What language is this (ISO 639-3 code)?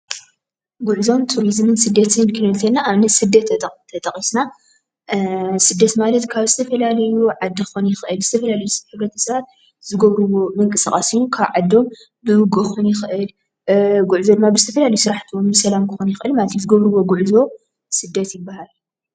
tir